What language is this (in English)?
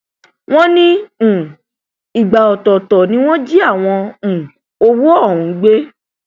Yoruba